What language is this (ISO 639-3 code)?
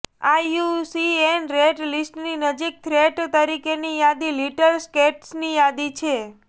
guj